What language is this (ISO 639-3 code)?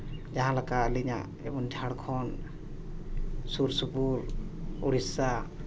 sat